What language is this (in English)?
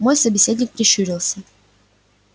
Russian